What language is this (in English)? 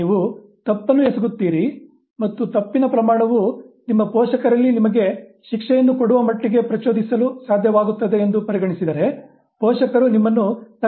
Kannada